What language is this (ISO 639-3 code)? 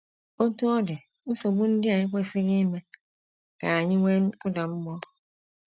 ibo